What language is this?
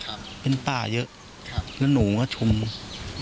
Thai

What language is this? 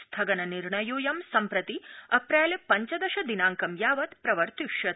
Sanskrit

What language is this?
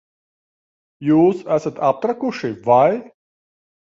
Latvian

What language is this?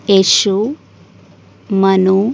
Kannada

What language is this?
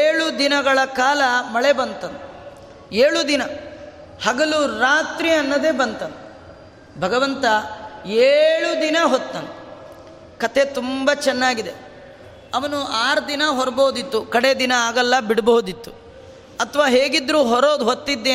Kannada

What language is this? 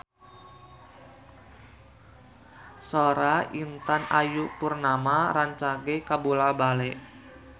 Sundanese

